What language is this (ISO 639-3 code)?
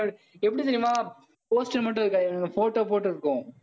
tam